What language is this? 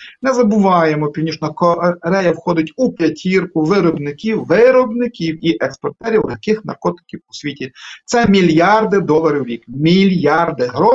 Ukrainian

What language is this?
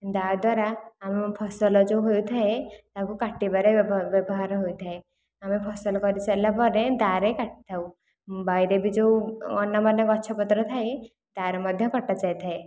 Odia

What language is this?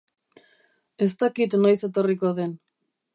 Basque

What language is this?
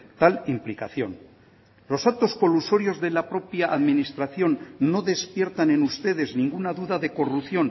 Spanish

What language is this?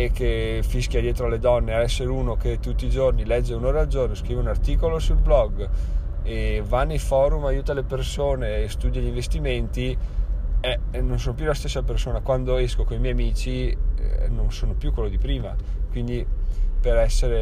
Italian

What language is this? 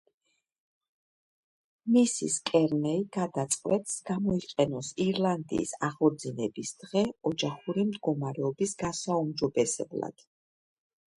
Georgian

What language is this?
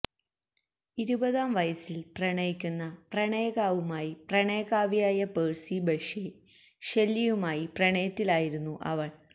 Malayalam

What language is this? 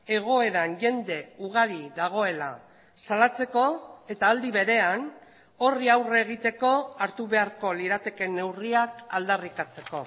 Basque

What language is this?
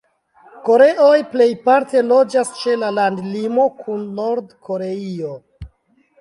Esperanto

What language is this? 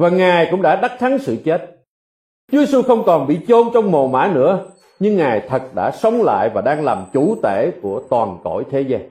Vietnamese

